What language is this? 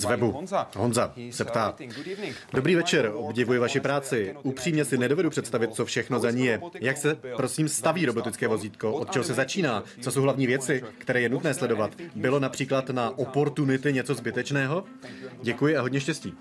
Czech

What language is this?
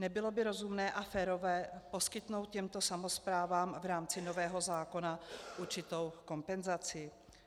Czech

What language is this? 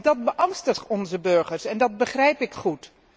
Dutch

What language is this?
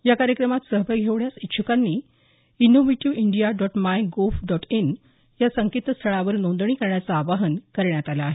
Marathi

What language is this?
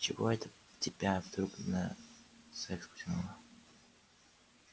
Russian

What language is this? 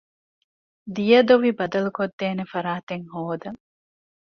Divehi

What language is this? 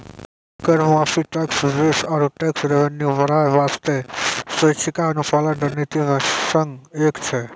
Maithili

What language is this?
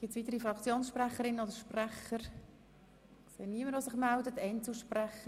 Swiss German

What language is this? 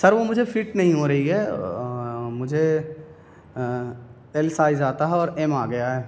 Urdu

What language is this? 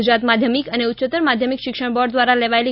Gujarati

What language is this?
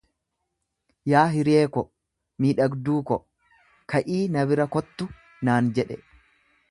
Oromo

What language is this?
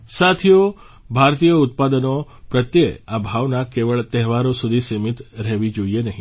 Gujarati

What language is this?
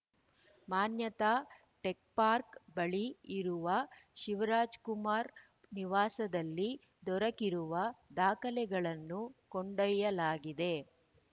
Kannada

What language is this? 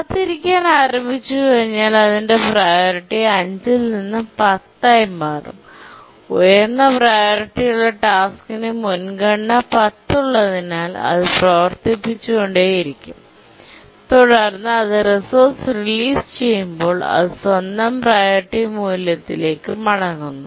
Malayalam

